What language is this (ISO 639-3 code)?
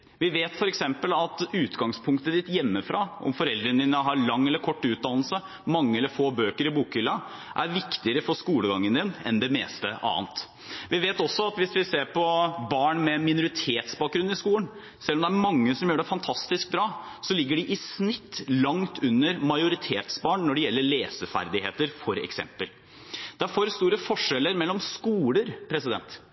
nob